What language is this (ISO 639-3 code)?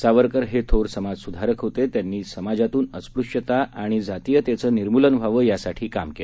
mar